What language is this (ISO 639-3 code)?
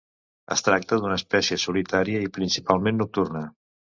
cat